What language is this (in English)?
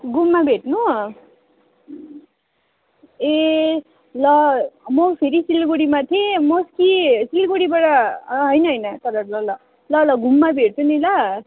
Nepali